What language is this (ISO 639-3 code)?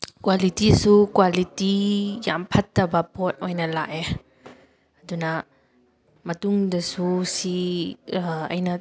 mni